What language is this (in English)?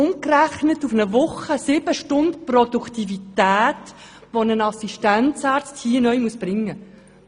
Swiss German